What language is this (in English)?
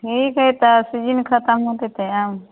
Maithili